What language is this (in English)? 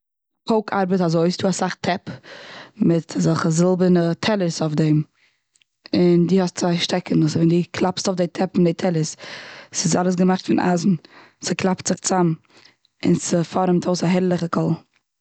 Yiddish